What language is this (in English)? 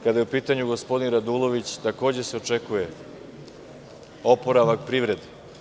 Serbian